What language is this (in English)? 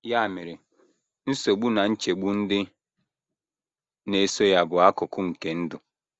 Igbo